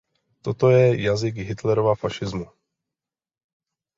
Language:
Czech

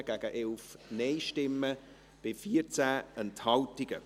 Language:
Swiss German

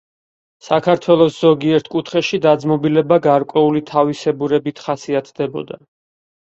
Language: Georgian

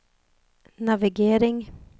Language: Swedish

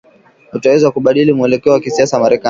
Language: Swahili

